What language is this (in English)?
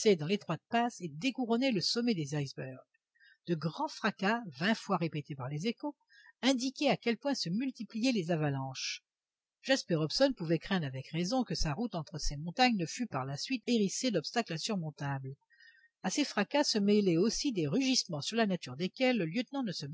French